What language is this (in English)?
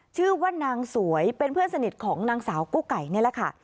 Thai